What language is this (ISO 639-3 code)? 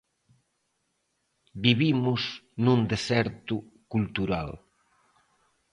glg